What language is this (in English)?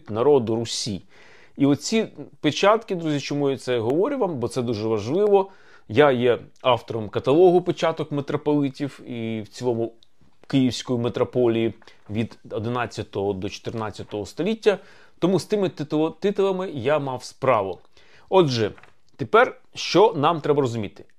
Ukrainian